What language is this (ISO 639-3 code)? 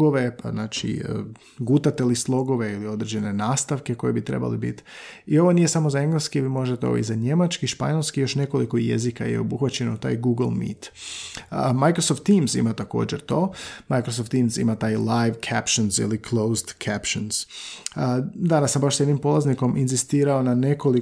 hrv